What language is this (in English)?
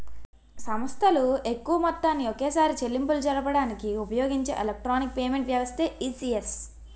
Telugu